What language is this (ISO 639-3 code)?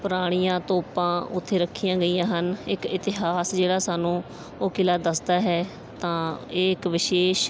pan